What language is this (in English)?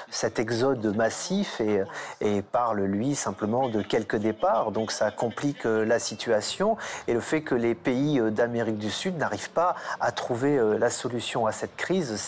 French